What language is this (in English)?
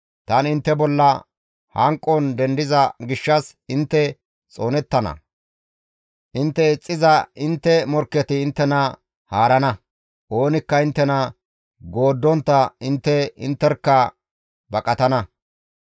Gamo